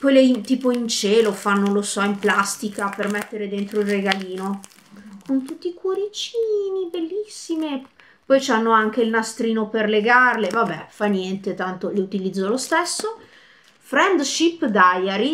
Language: Italian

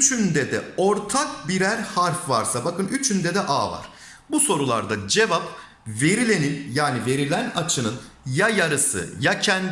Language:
Turkish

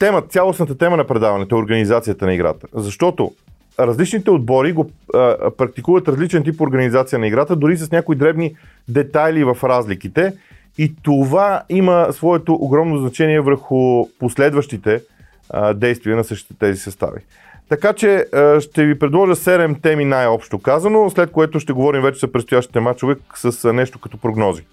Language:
Bulgarian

